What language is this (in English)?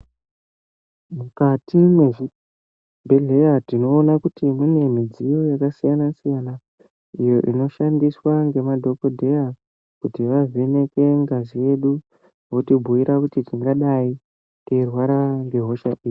Ndau